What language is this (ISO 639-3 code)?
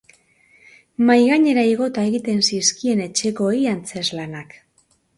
eus